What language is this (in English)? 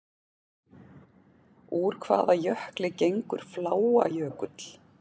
Icelandic